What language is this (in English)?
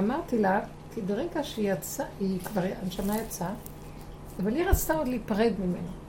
Hebrew